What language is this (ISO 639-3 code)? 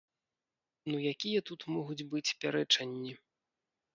bel